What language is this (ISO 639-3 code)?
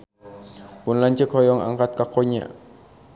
sun